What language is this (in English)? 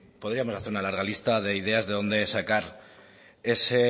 Spanish